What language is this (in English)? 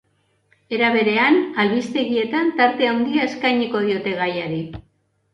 Basque